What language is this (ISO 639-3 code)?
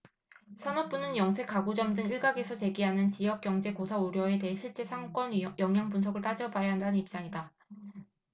kor